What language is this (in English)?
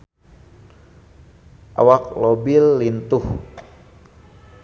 Sundanese